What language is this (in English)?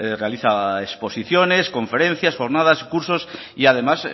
Spanish